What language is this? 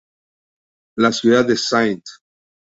Spanish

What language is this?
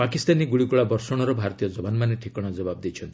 Odia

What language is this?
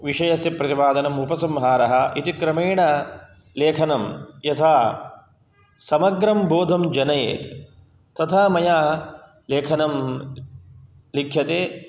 Sanskrit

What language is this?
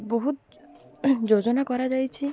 Odia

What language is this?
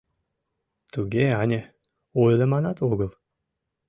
Mari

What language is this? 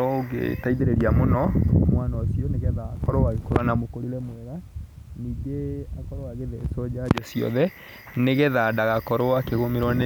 Kikuyu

